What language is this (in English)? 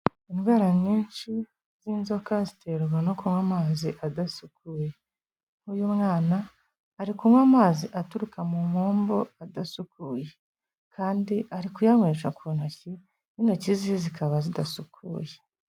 Kinyarwanda